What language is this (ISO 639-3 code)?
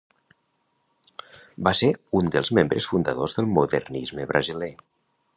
cat